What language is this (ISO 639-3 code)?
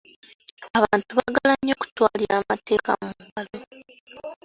lug